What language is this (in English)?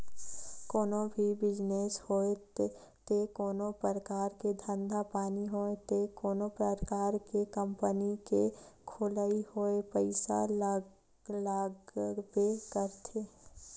Chhattisgarhi